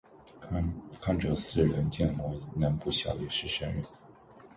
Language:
Chinese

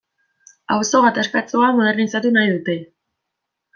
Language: Basque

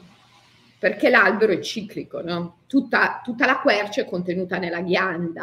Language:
Italian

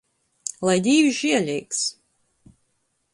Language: Latgalian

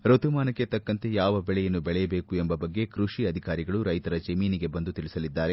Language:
Kannada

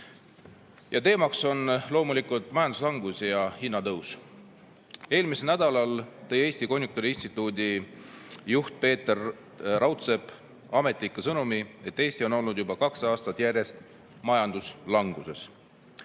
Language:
Estonian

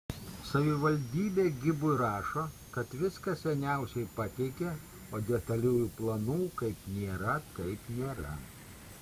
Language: Lithuanian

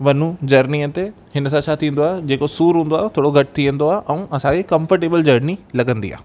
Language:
Sindhi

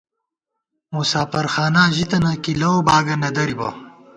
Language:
Gawar-Bati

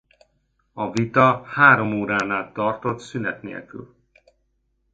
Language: Hungarian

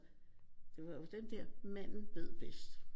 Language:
Danish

